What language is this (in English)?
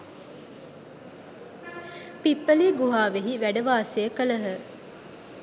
Sinhala